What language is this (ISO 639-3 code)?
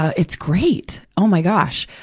eng